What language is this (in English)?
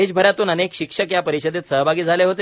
Marathi